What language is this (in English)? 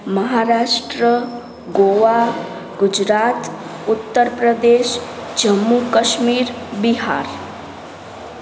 Sindhi